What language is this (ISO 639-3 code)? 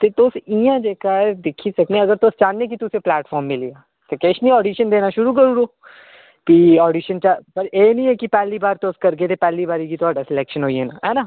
doi